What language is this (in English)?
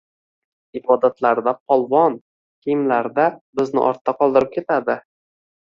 Uzbek